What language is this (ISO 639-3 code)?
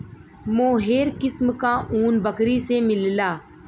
bho